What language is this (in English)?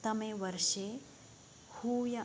Sanskrit